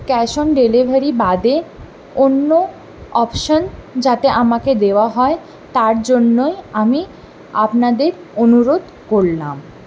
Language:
Bangla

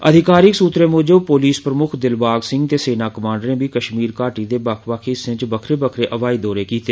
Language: Dogri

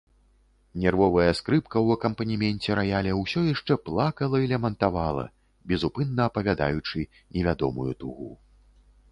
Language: Belarusian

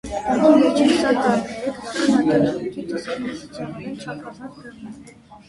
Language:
Armenian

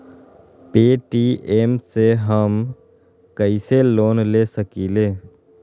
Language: Magahi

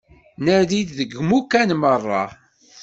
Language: Kabyle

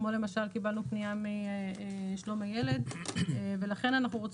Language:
Hebrew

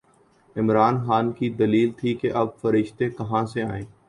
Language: Urdu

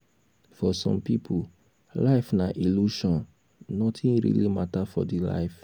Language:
Nigerian Pidgin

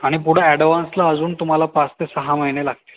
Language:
Marathi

